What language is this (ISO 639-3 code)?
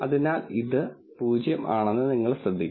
mal